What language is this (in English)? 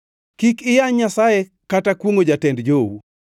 Luo (Kenya and Tanzania)